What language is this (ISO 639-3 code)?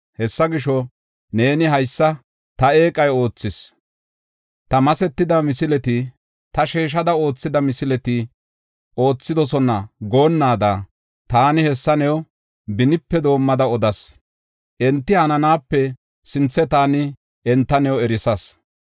gof